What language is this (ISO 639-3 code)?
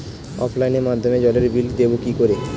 ben